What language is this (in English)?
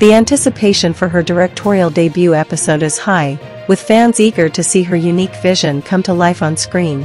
English